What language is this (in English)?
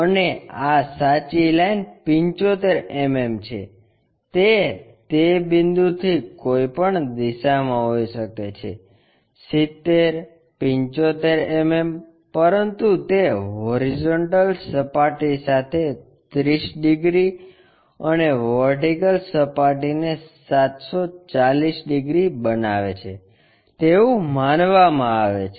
Gujarati